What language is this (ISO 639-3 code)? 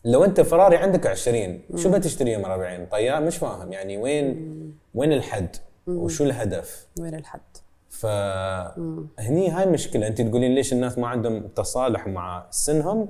ara